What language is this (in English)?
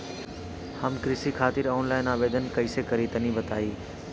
Bhojpuri